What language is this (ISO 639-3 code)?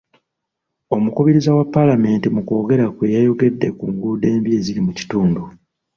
lug